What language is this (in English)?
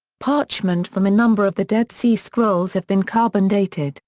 English